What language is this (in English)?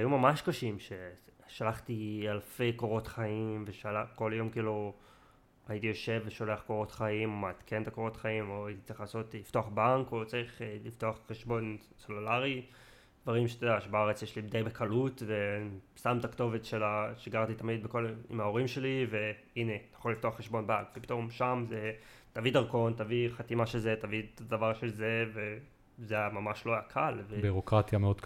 Hebrew